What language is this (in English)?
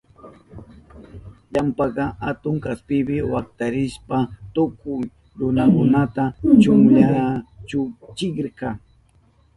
Southern Pastaza Quechua